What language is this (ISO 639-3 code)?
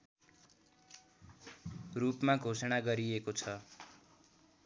nep